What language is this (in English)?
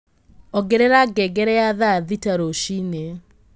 Kikuyu